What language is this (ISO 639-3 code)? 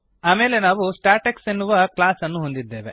kan